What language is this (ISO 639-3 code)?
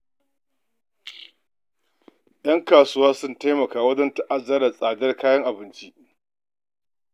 hau